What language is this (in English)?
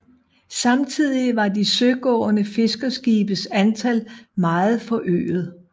Danish